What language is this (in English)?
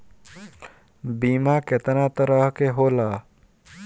Bhojpuri